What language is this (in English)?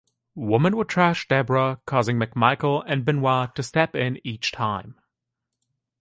English